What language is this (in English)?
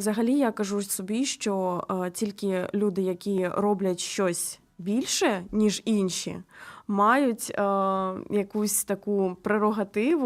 Ukrainian